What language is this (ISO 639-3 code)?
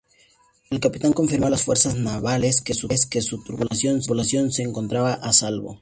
spa